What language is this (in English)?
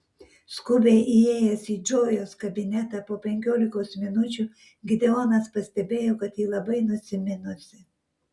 Lithuanian